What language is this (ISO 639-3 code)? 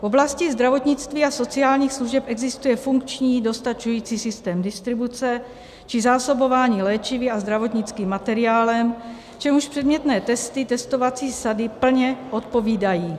ces